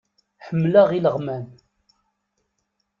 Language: Kabyle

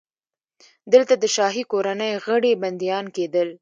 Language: Pashto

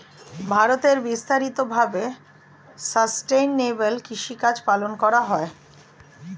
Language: Bangla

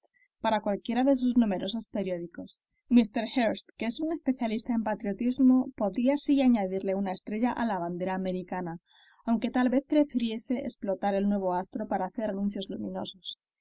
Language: Spanish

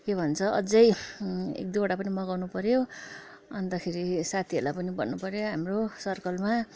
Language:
Nepali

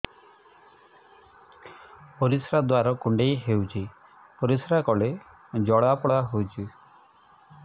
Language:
Odia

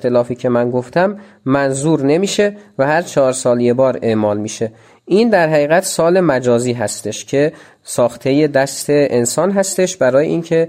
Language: Persian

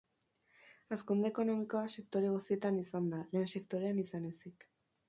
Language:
Basque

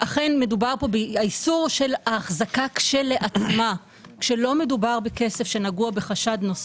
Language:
Hebrew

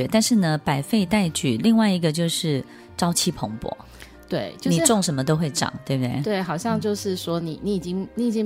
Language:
Chinese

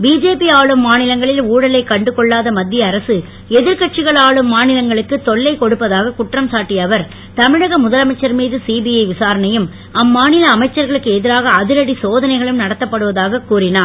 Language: Tamil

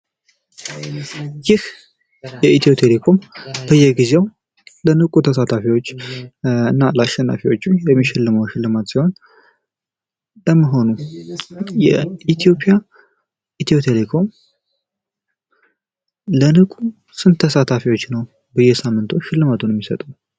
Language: Amharic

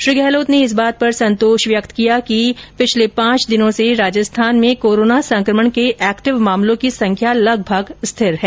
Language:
Hindi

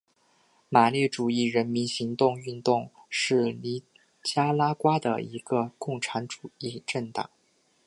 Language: Chinese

